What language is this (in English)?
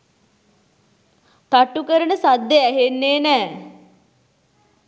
Sinhala